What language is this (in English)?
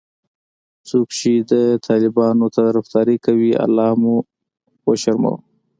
Pashto